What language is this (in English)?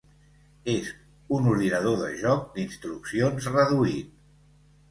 Catalan